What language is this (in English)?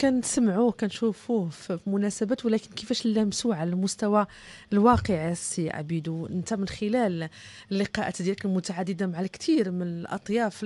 Arabic